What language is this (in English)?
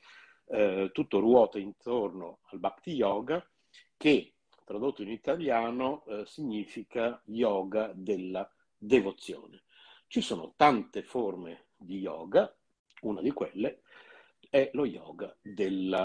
Italian